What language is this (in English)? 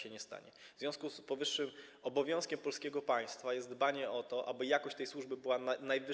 Polish